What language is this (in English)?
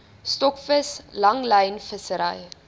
Afrikaans